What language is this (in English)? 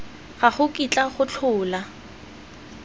Tswana